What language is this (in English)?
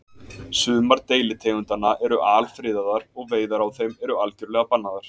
Icelandic